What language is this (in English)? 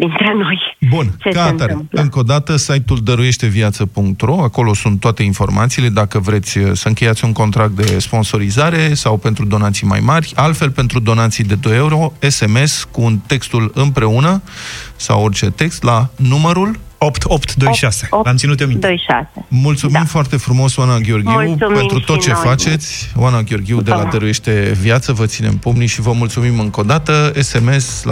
Romanian